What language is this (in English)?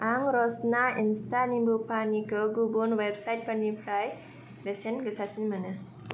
Bodo